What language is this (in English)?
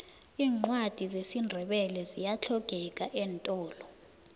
South Ndebele